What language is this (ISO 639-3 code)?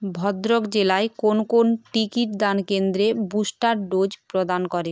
ben